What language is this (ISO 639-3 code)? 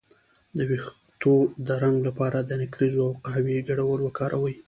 pus